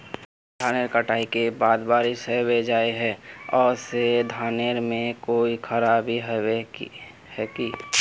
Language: Magahi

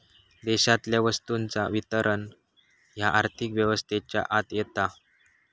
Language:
Marathi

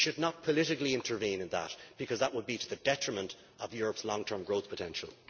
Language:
English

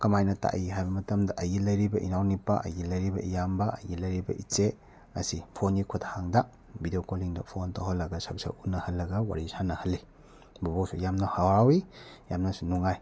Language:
Manipuri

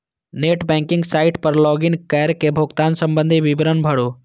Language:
Maithili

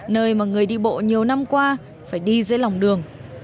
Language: Vietnamese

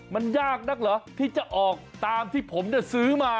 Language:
Thai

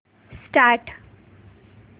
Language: Marathi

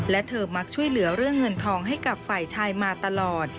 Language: Thai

